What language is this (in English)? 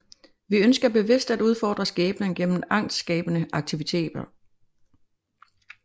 Danish